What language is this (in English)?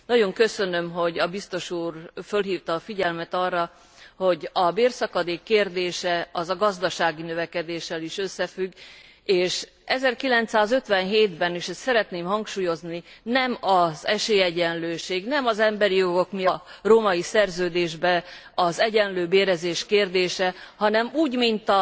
Hungarian